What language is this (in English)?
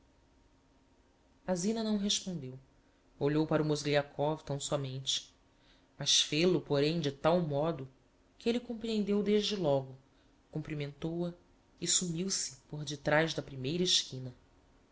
Portuguese